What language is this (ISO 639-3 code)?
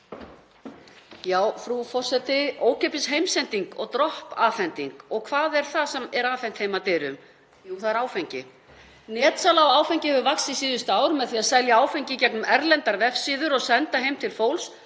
isl